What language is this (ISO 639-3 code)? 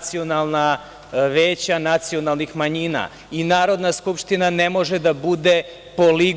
srp